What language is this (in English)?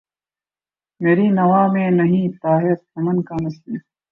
Urdu